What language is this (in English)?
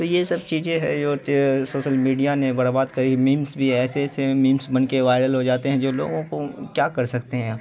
Urdu